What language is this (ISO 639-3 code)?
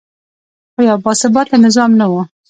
pus